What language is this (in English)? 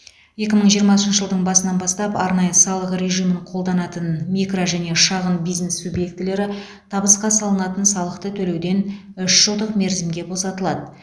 Kazakh